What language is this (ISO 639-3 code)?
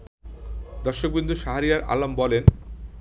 ben